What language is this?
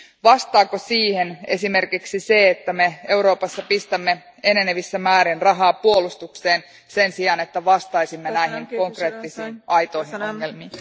Finnish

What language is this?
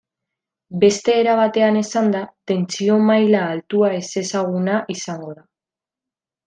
Basque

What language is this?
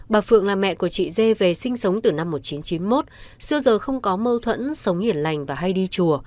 Vietnamese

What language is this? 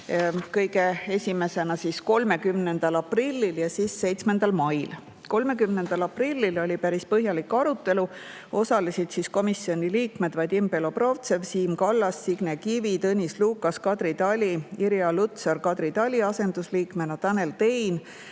Estonian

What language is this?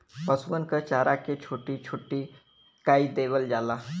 Bhojpuri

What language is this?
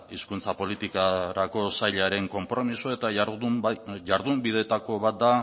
Basque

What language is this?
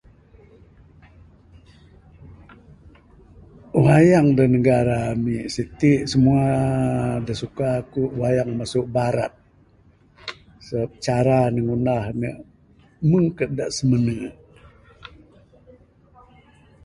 Bukar-Sadung Bidayuh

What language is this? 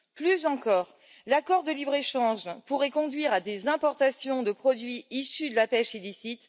French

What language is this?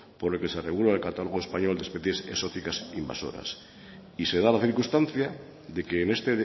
Spanish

